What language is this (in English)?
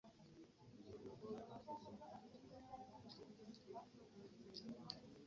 Ganda